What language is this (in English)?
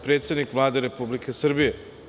Serbian